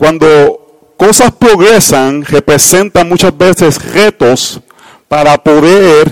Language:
Spanish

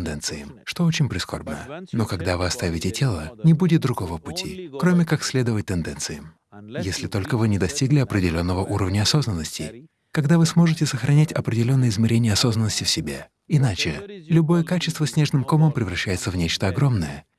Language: Russian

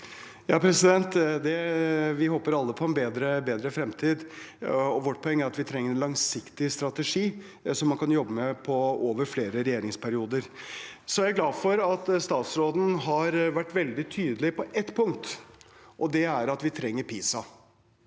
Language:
Norwegian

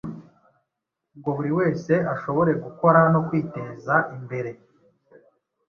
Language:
Kinyarwanda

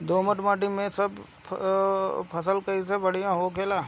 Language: Bhojpuri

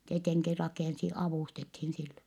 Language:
Finnish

